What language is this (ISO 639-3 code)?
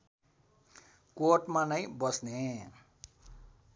nep